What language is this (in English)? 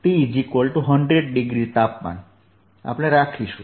Gujarati